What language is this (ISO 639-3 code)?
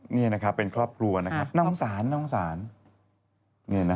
tha